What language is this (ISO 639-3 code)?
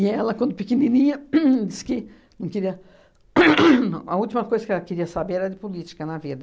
por